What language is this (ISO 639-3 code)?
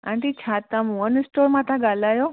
snd